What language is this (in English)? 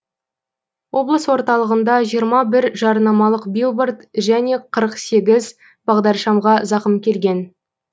Kazakh